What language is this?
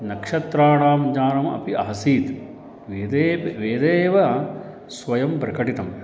Sanskrit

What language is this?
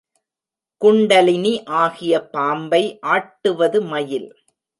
Tamil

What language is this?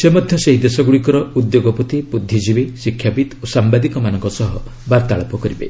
Odia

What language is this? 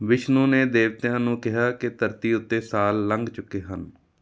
Punjabi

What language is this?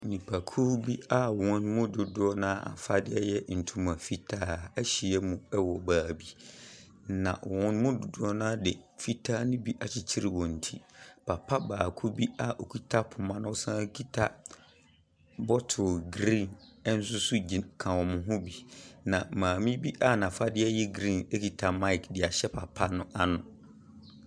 Akan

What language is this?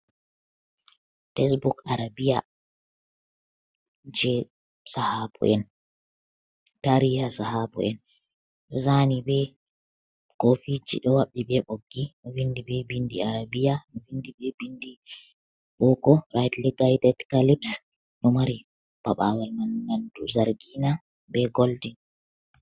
Fula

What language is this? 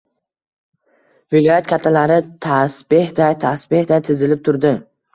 Uzbek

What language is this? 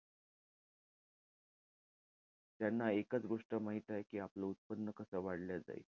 Marathi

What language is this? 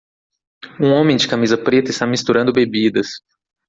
Portuguese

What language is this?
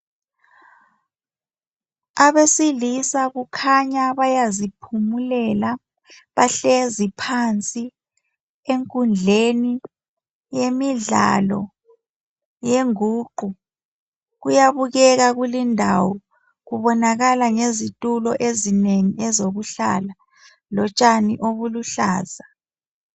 North Ndebele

